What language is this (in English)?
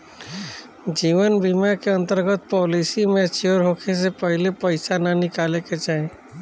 Bhojpuri